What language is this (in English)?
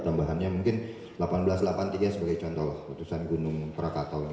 Indonesian